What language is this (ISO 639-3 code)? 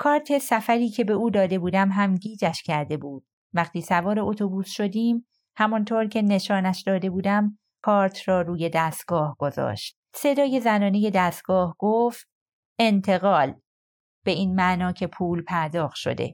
fas